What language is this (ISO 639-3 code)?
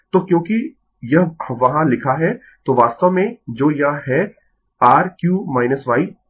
hin